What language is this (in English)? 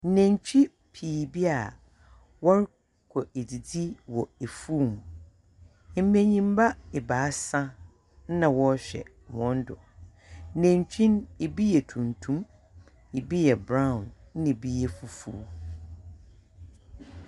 Akan